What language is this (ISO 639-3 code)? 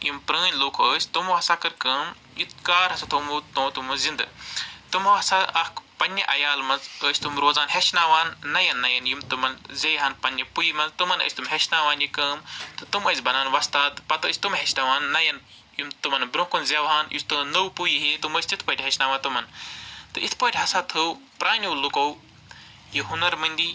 kas